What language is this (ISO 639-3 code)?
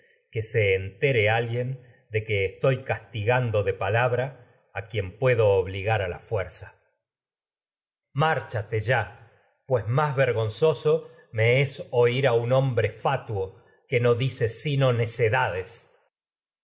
spa